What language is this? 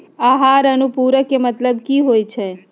Magahi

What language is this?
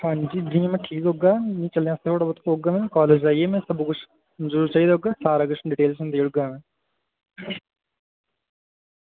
Dogri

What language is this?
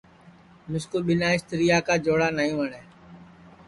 Sansi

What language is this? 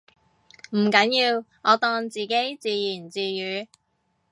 Cantonese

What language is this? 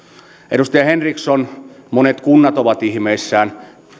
Finnish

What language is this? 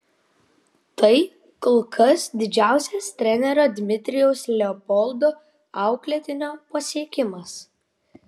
Lithuanian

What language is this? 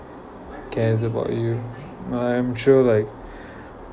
English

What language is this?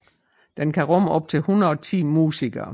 Danish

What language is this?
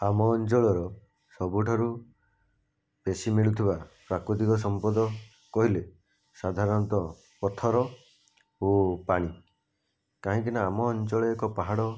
Odia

